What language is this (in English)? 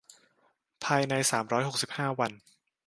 Thai